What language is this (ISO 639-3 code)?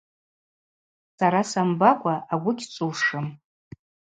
abq